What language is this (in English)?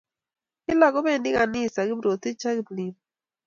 Kalenjin